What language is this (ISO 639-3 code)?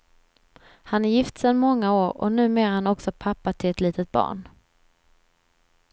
swe